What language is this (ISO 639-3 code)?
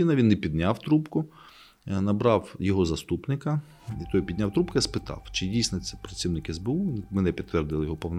ukr